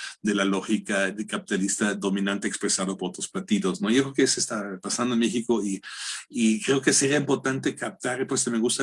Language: Spanish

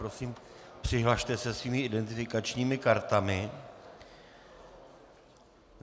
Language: Czech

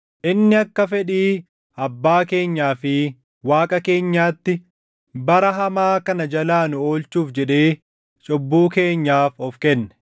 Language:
Oromo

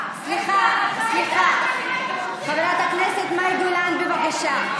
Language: Hebrew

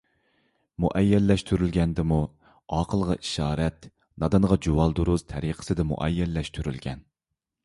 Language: Uyghur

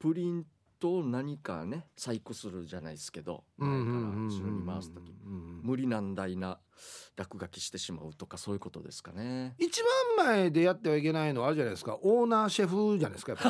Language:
Japanese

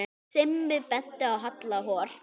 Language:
Icelandic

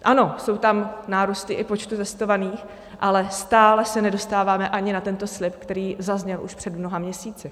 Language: Czech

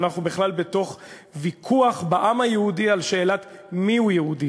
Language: Hebrew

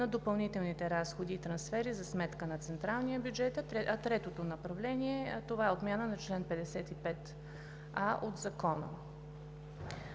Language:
Bulgarian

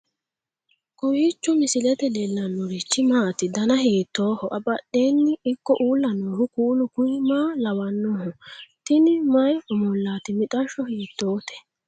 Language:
Sidamo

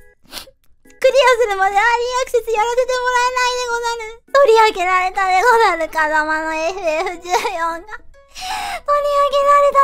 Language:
Japanese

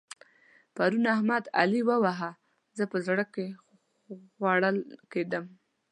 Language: Pashto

